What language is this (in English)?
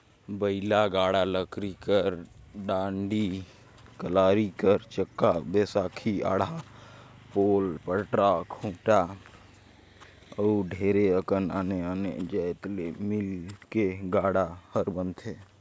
Chhattisgarhi